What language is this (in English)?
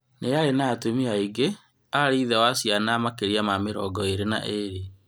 Kikuyu